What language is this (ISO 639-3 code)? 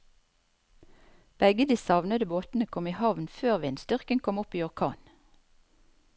nor